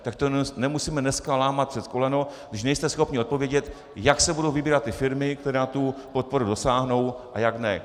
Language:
Czech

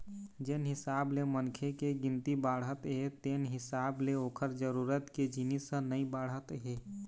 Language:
Chhattisgarhi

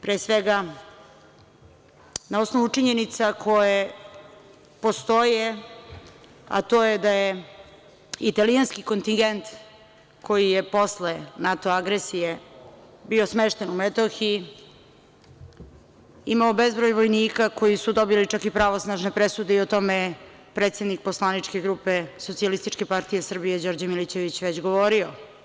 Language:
Serbian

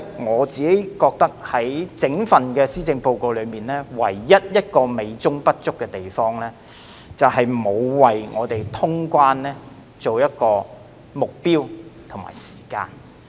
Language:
Cantonese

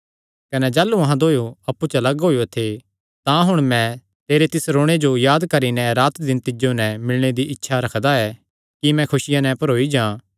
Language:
Kangri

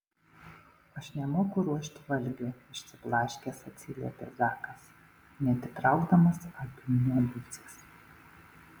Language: Lithuanian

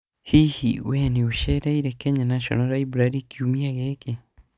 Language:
Kikuyu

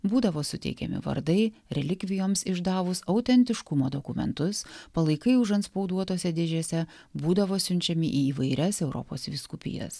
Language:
Lithuanian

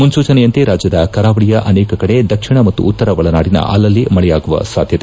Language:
Kannada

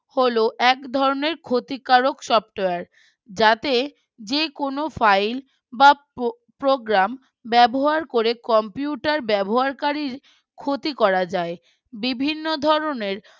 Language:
Bangla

